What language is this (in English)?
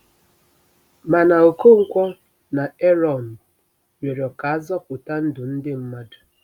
Igbo